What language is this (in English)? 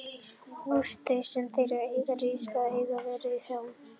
Icelandic